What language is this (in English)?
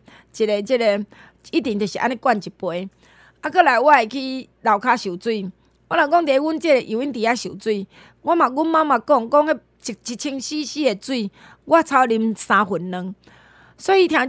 Chinese